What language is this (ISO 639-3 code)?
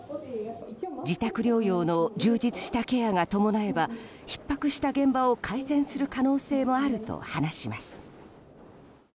jpn